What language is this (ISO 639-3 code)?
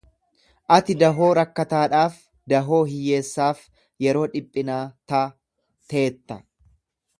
orm